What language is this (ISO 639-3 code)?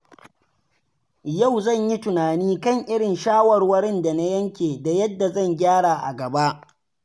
hau